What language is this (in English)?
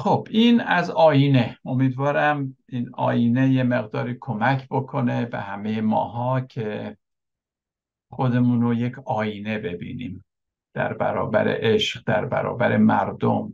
Persian